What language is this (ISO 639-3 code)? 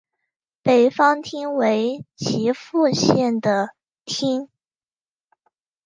zho